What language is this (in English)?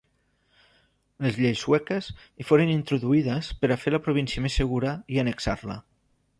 Catalan